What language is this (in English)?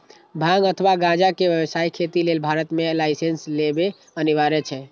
Maithili